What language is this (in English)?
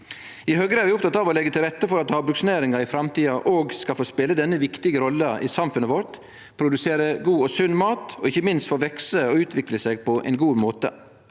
Norwegian